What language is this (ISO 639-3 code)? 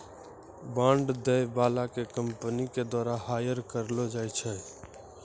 mai